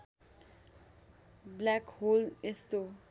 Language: Nepali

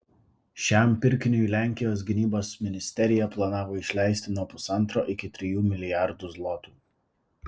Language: Lithuanian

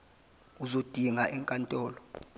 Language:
Zulu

